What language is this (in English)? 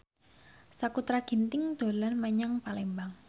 Javanese